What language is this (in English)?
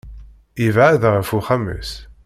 Kabyle